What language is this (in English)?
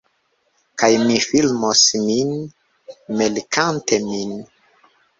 Esperanto